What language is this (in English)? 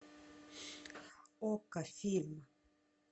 Russian